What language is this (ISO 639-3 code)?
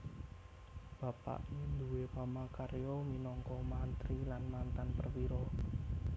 jav